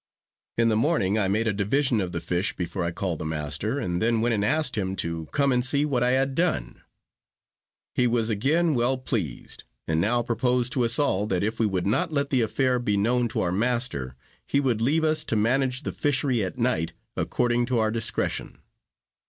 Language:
English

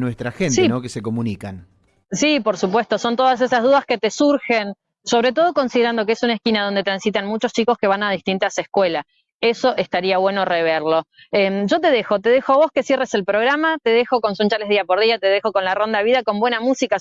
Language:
Spanish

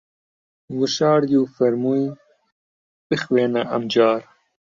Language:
Central Kurdish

